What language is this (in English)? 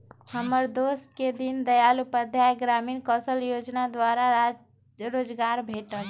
Magahi